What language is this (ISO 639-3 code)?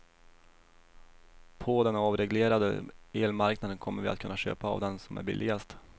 swe